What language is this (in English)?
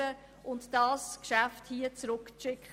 Swiss German